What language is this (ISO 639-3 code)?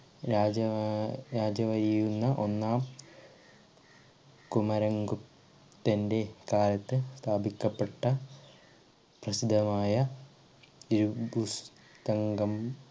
mal